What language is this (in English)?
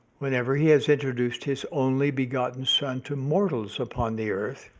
English